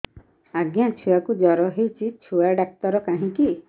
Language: Odia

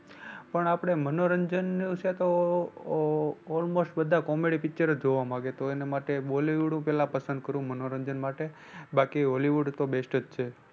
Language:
Gujarati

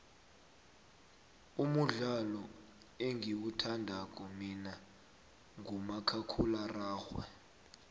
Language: South Ndebele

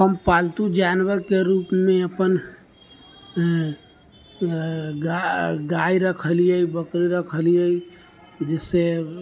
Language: Maithili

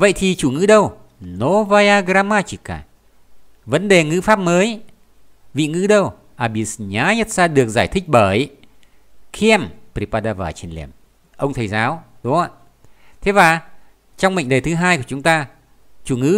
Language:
Vietnamese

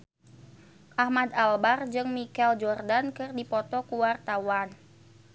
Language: Sundanese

